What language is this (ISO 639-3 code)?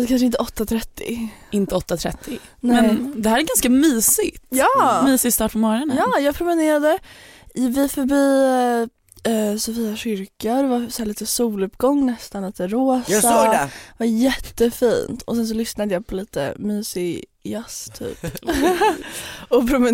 swe